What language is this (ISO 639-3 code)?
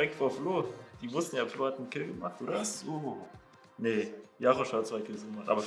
deu